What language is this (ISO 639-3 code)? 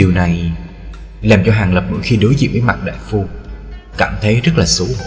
vie